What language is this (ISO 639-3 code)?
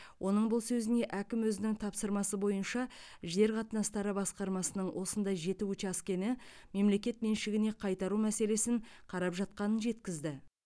kaz